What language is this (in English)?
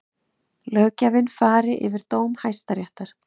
Icelandic